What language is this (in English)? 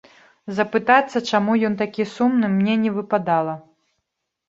Belarusian